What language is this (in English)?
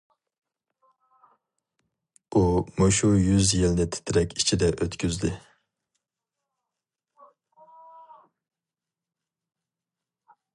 Uyghur